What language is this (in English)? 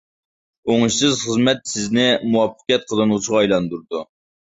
Uyghur